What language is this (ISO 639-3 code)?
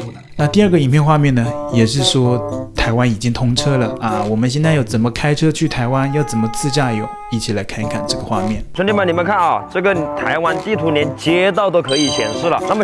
zho